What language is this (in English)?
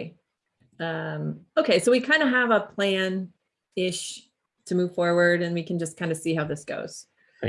English